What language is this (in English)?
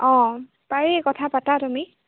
Assamese